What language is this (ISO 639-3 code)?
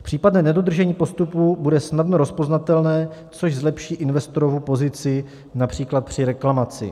ces